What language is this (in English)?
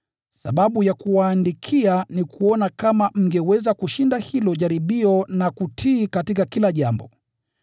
Swahili